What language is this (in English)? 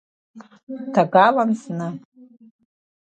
Abkhazian